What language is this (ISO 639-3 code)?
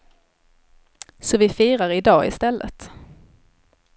swe